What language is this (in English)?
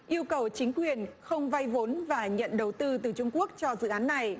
Vietnamese